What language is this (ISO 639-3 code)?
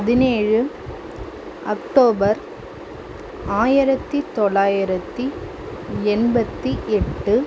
tam